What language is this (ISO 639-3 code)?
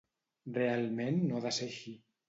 cat